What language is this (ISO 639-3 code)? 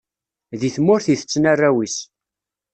kab